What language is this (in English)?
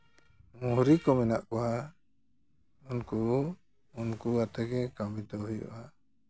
Santali